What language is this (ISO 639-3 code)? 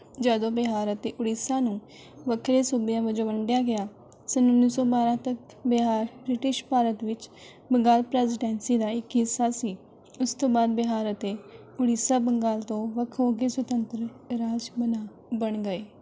pan